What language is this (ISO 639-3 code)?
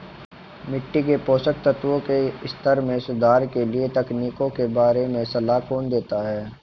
hin